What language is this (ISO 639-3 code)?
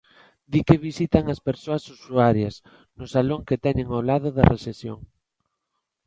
glg